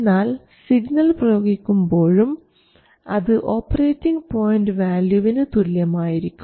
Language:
Malayalam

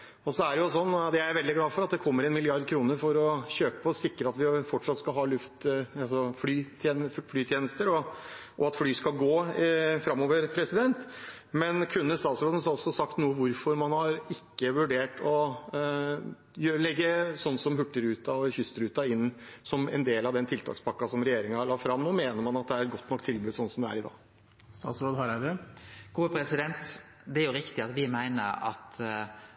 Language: Norwegian Nynorsk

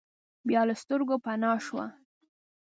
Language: Pashto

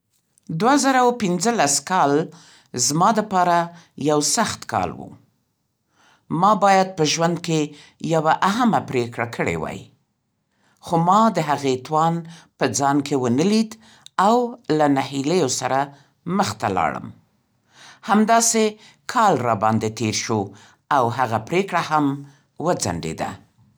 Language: Central Pashto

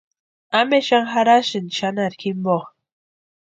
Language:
Western Highland Purepecha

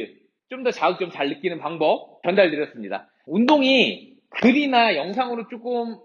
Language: Korean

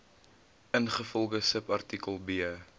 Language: Afrikaans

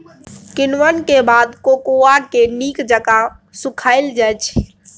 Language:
Maithili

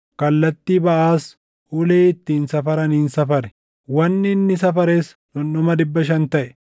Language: Oromo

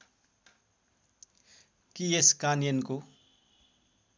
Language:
Nepali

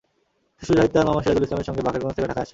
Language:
Bangla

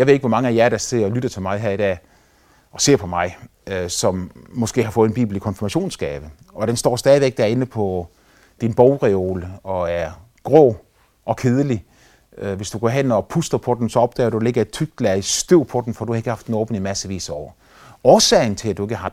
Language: Danish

